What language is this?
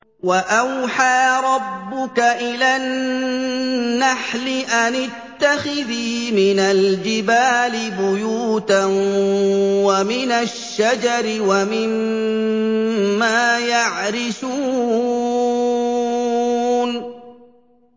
Arabic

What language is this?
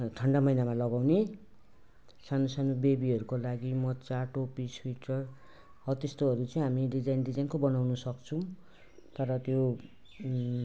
Nepali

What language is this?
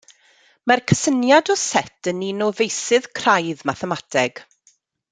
Welsh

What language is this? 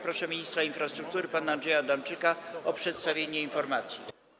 Polish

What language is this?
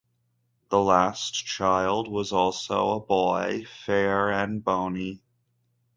English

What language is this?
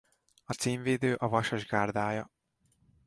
Hungarian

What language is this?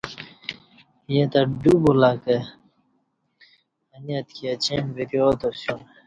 Kati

